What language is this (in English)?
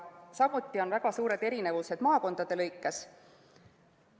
Estonian